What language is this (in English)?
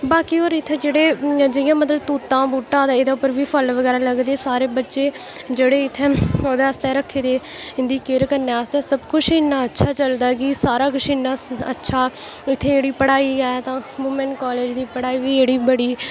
Dogri